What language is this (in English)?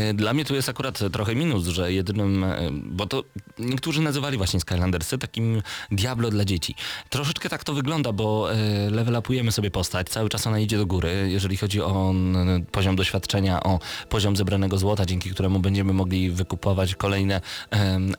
Polish